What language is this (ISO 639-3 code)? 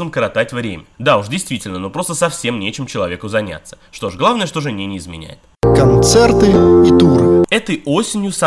rus